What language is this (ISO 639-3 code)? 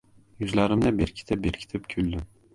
uzb